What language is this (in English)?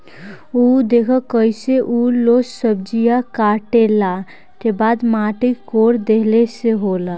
Bhojpuri